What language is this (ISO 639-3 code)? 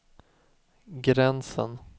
swe